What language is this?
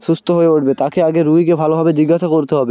Bangla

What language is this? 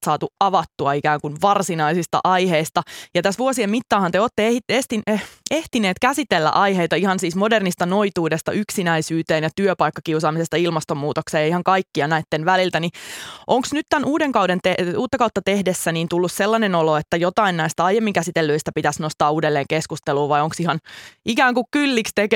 Finnish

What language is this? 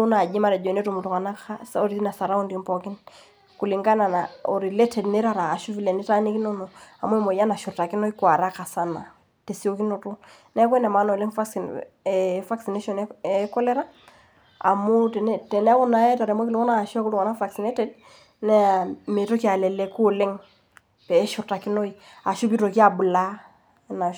Masai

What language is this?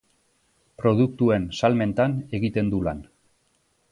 Basque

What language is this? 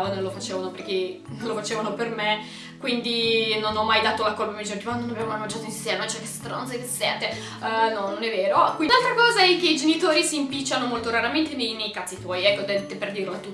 Italian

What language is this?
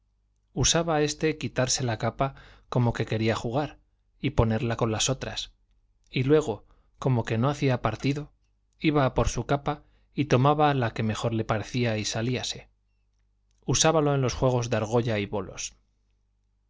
Spanish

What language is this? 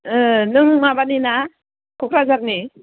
Bodo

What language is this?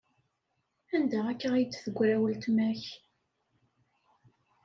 Kabyle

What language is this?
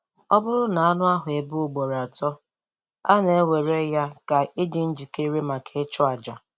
Igbo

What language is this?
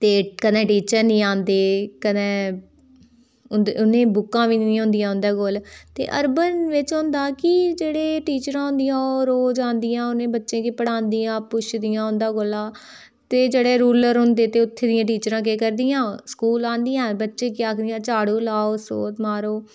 Dogri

